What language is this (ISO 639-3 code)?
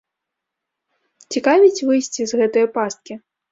bel